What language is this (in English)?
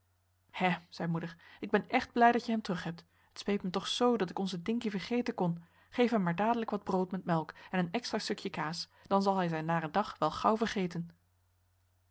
Dutch